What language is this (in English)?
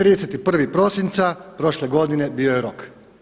Croatian